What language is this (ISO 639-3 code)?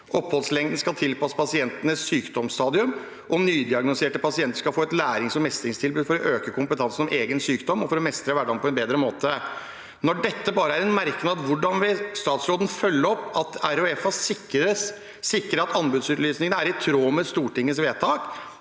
nor